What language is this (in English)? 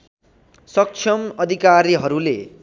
Nepali